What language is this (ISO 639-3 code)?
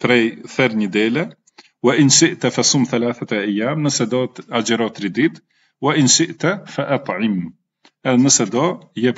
ara